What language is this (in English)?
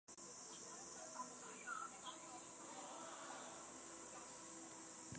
Chinese